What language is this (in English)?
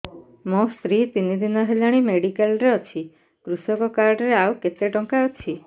Odia